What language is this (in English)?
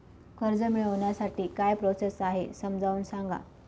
Marathi